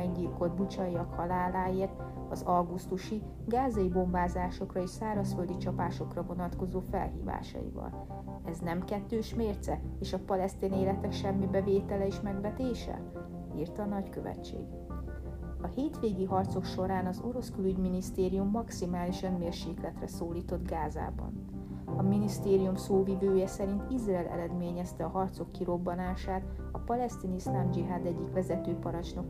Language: Hungarian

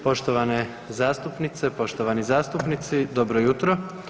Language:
Croatian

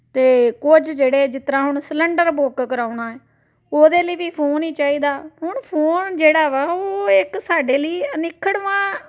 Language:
Punjabi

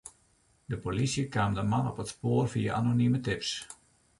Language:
Western Frisian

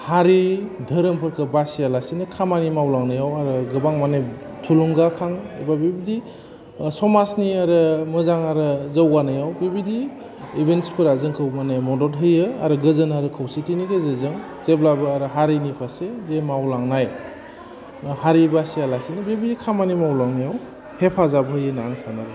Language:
Bodo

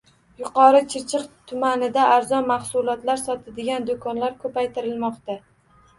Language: Uzbek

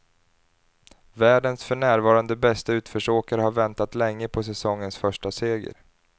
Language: Swedish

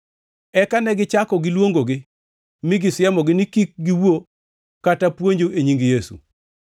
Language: Luo (Kenya and Tanzania)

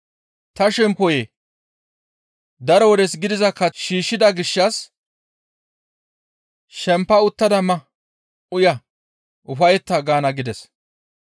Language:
Gamo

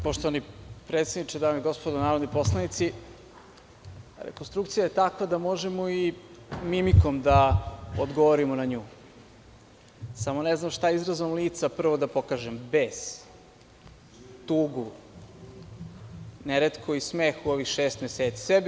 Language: Serbian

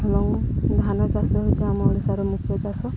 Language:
Odia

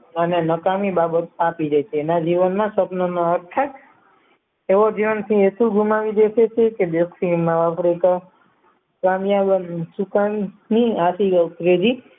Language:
Gujarati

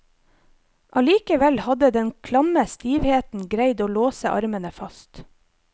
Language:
Norwegian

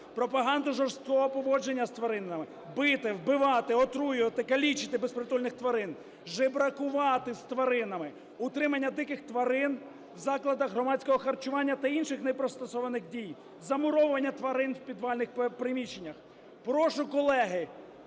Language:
Ukrainian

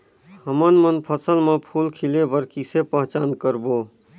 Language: Chhattisgarhi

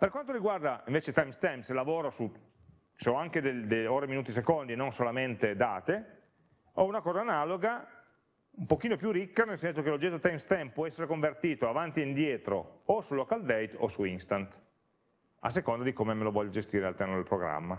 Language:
Italian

